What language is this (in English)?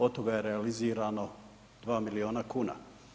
Croatian